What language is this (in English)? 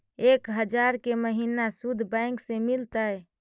Magahi